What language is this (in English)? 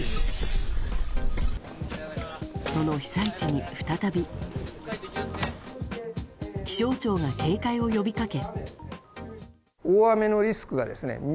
Japanese